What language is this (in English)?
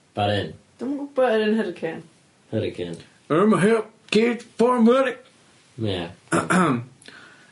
Welsh